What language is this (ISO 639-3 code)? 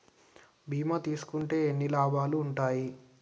tel